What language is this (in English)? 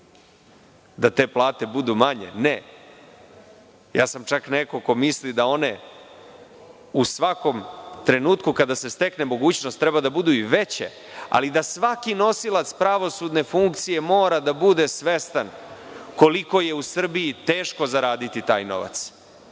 Serbian